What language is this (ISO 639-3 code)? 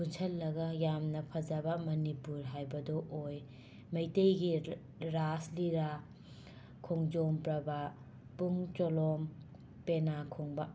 mni